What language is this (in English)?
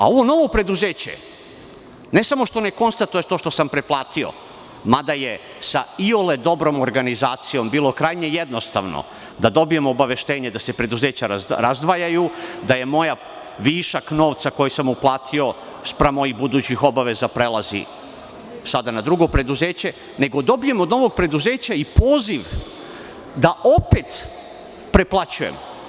Serbian